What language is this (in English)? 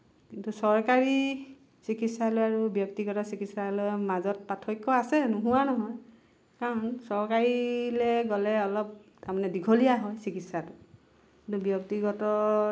Assamese